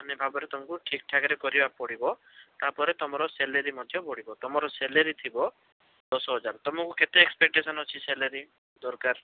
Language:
Odia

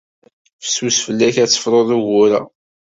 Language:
Kabyle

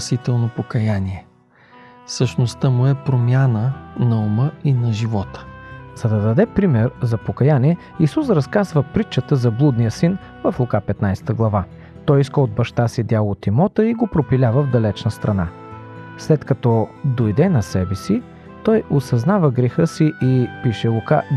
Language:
Bulgarian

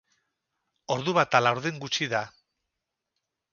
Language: Basque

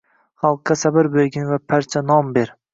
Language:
Uzbek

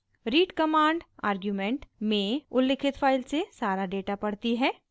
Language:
Hindi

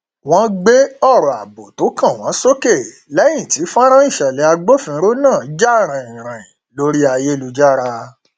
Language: Yoruba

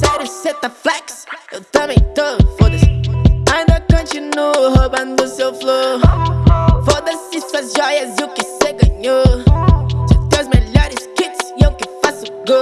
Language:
Portuguese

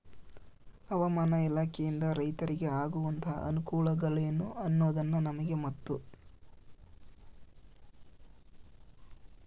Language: Kannada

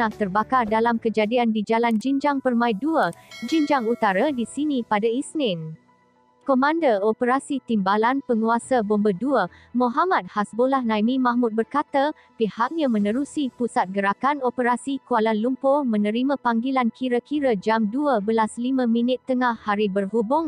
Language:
Malay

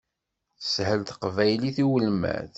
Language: Kabyle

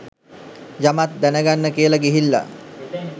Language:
Sinhala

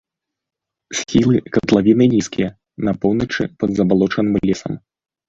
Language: Belarusian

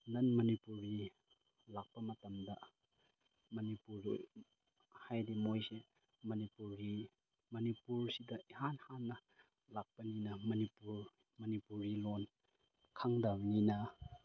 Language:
Manipuri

